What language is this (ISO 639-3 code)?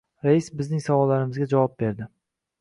uzb